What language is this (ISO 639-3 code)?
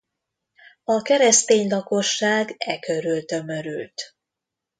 hun